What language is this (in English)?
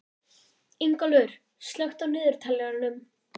Icelandic